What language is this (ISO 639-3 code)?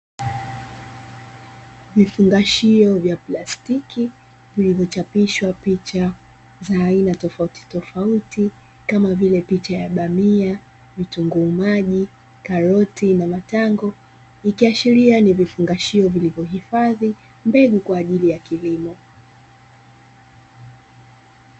swa